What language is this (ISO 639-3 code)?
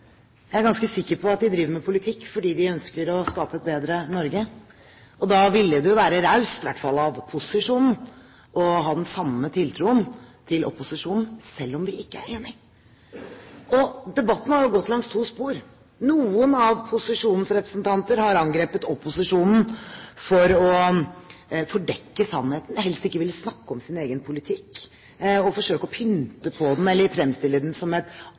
nob